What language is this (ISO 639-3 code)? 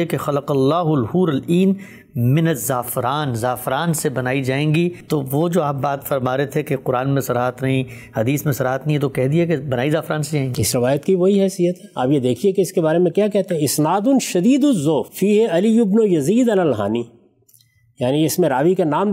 urd